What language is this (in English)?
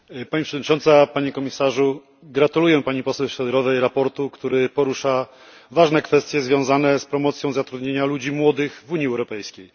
Polish